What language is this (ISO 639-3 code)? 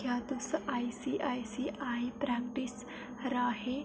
doi